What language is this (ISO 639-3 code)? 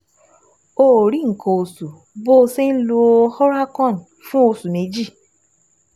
yor